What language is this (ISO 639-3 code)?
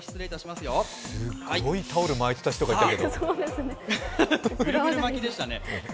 jpn